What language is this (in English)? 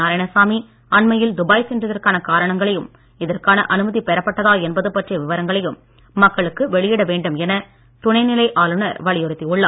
Tamil